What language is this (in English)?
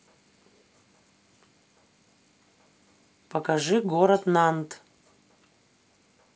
Russian